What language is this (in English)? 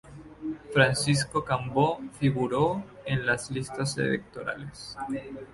Spanish